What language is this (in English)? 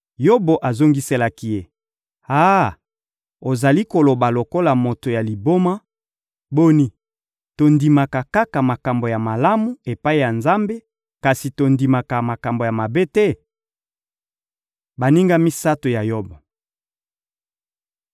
Lingala